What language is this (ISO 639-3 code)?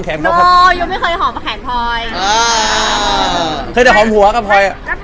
tha